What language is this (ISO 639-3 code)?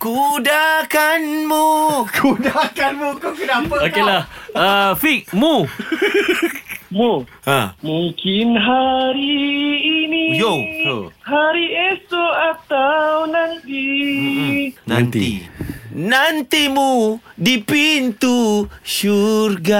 msa